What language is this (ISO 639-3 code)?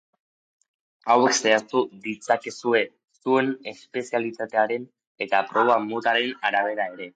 eus